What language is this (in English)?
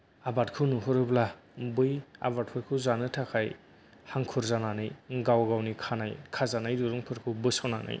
Bodo